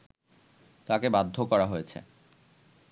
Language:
Bangla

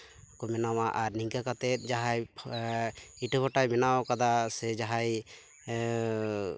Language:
Santali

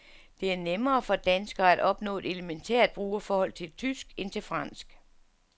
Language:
Danish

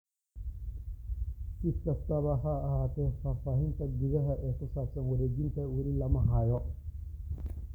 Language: Somali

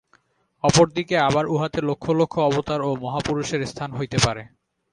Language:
Bangla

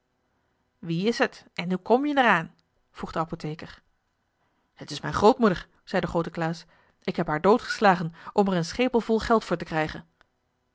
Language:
Dutch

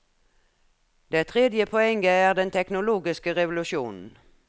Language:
Norwegian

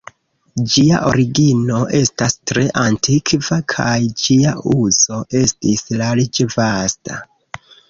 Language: Esperanto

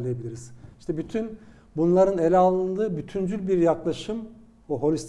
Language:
Turkish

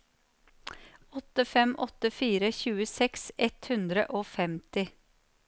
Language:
Norwegian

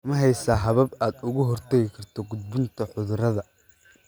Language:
Somali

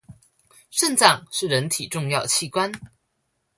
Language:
Chinese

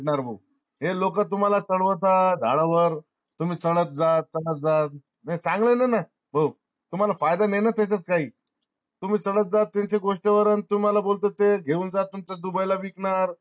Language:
Marathi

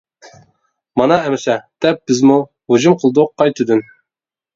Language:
Uyghur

